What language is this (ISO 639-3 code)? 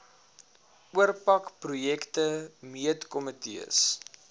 afr